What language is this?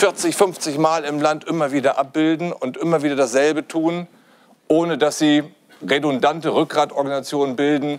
German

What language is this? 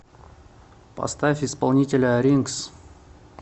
Russian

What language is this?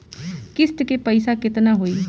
Bhojpuri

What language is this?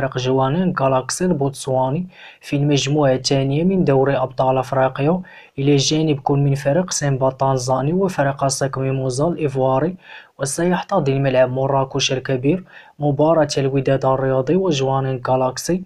Arabic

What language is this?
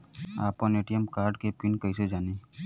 Bhojpuri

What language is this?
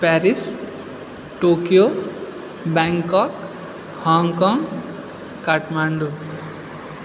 Maithili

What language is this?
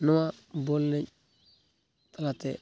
Santali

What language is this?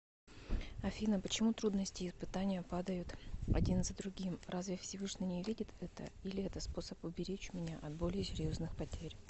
Russian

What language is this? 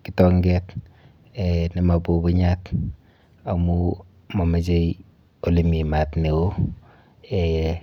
Kalenjin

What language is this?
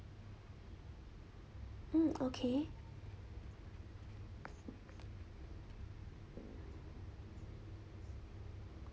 English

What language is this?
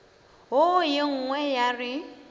Northern Sotho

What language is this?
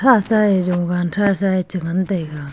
Wancho Naga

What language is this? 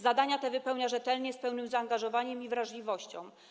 Polish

